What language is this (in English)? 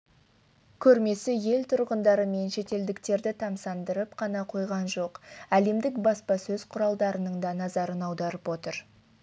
Kazakh